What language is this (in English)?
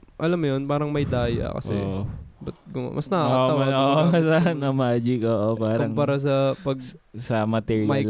Filipino